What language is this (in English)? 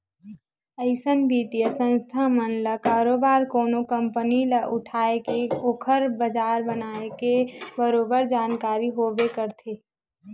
Chhattisgarhi